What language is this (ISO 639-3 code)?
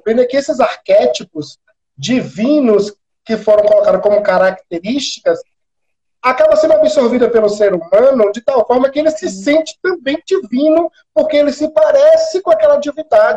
por